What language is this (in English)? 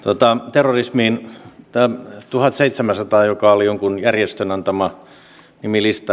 Finnish